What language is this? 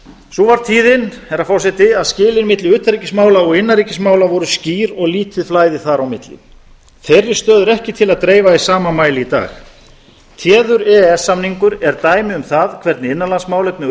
Icelandic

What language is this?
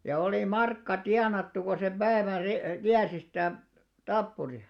Finnish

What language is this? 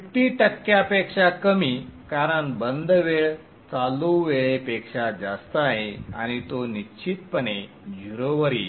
Marathi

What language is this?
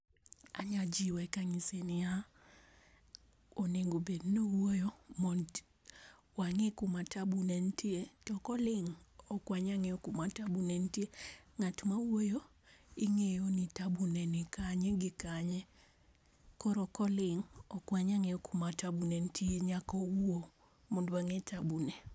Luo (Kenya and Tanzania)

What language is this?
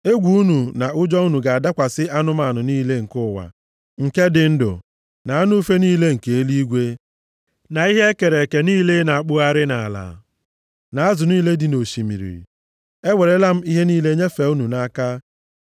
Igbo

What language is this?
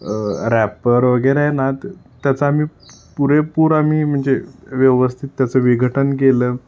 Marathi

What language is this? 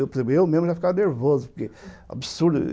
Portuguese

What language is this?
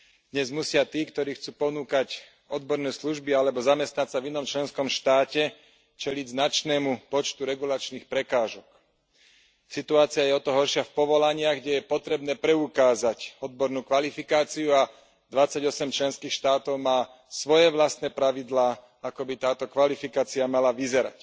Slovak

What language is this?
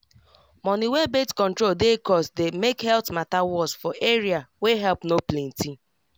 Nigerian Pidgin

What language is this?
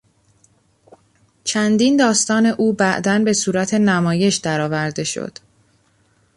Persian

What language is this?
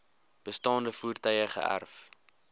Afrikaans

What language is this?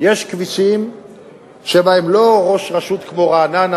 Hebrew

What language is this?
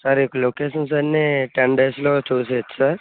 Telugu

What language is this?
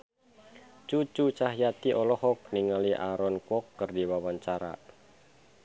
Sundanese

